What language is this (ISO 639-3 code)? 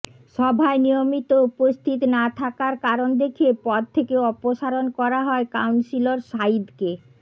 ben